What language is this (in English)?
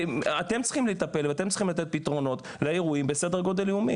Hebrew